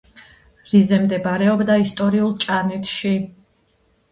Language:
Georgian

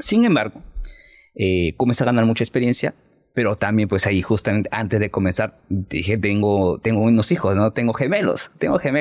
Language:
Spanish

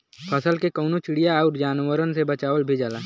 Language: Bhojpuri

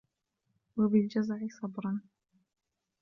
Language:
Arabic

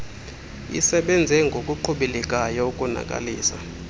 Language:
Xhosa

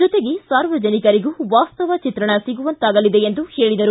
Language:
Kannada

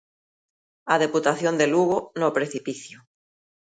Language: Galician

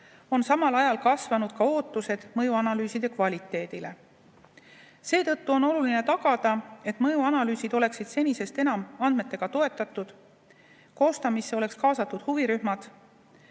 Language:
Estonian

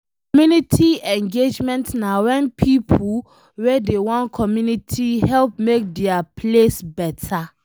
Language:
Nigerian Pidgin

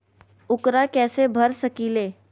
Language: Magahi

